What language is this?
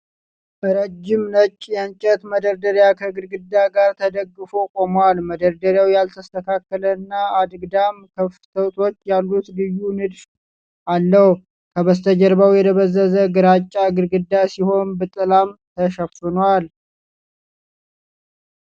Amharic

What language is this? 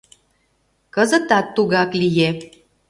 Mari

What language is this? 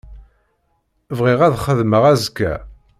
Kabyle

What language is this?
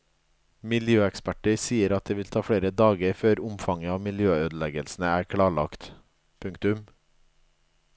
Norwegian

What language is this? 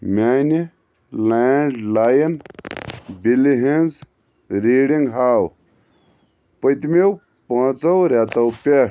Kashmiri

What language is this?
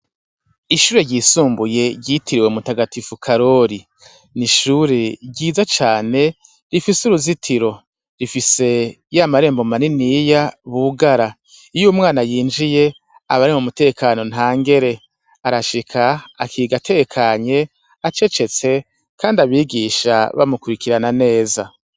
Rundi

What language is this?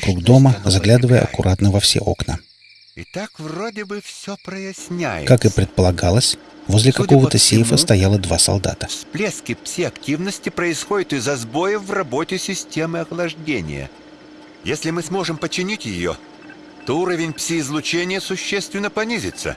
Russian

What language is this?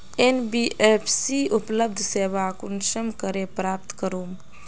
Magahi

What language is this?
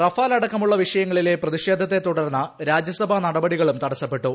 Malayalam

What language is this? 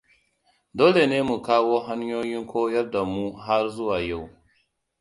Hausa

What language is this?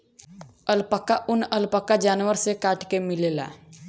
Bhojpuri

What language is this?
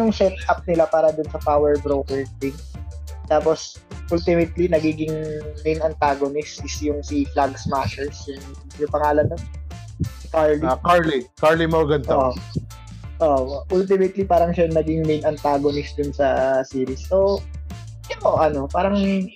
Filipino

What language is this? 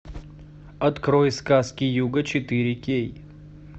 Russian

